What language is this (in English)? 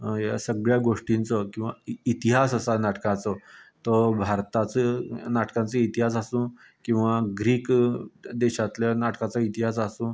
Konkani